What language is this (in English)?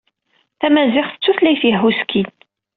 Kabyle